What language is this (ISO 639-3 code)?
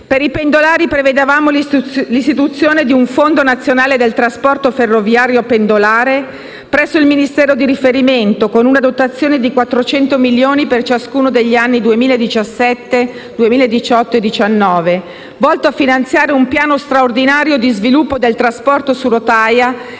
ita